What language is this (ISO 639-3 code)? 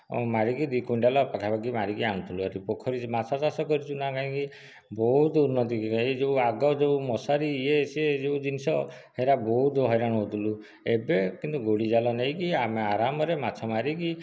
ori